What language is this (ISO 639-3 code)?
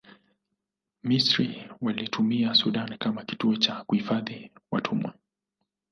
swa